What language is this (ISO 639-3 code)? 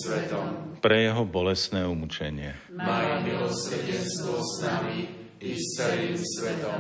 slk